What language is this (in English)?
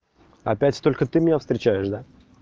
Russian